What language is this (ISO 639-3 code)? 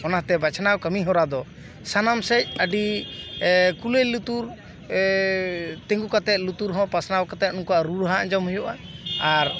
sat